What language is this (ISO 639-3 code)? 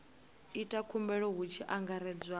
ven